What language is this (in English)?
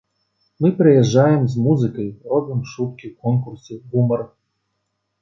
Belarusian